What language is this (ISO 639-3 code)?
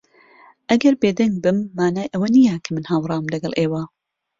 ckb